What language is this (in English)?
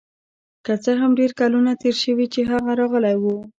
Pashto